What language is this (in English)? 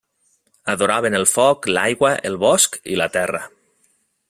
Catalan